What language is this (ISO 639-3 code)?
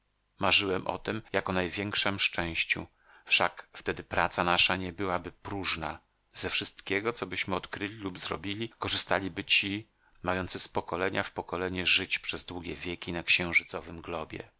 pol